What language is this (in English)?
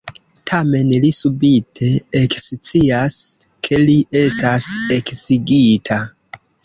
Esperanto